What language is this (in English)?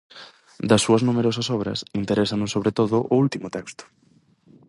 Galician